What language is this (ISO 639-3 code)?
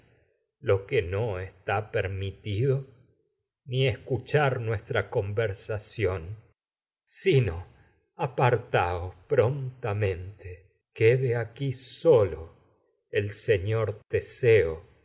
spa